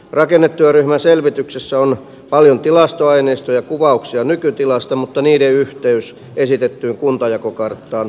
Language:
Finnish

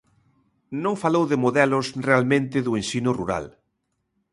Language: Galician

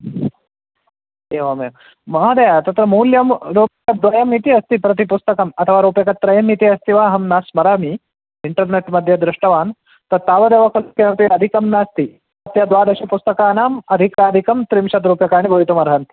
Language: Sanskrit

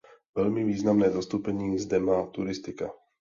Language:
Czech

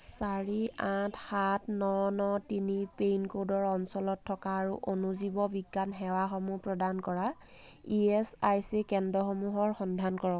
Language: Assamese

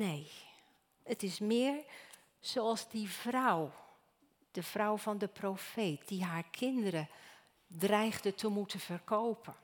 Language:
Dutch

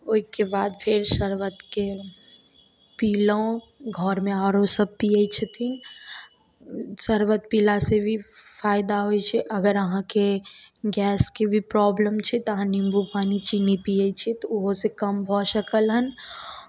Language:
Maithili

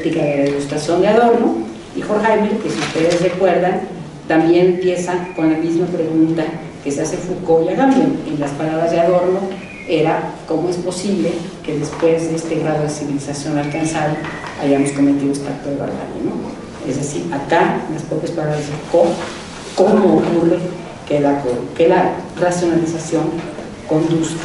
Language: Spanish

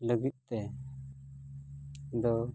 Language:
Santali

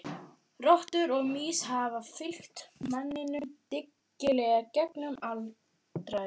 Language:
Icelandic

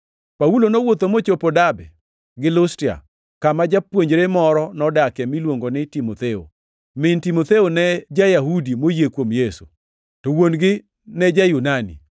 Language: Luo (Kenya and Tanzania)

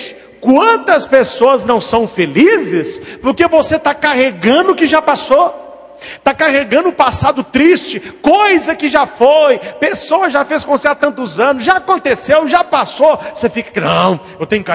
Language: Portuguese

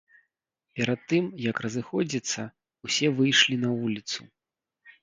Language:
Belarusian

